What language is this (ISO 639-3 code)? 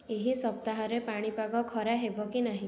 ori